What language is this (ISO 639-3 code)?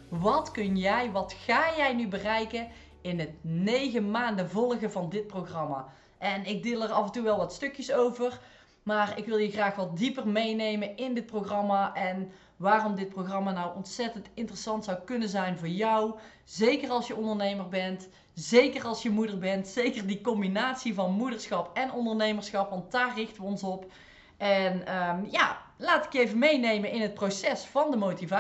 nld